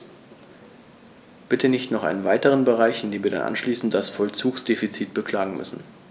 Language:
German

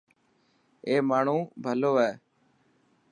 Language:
Dhatki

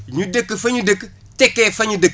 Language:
Wolof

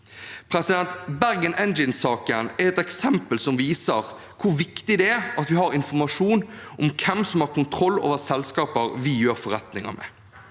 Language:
Norwegian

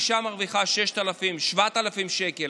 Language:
Hebrew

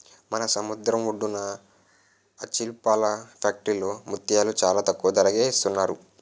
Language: Telugu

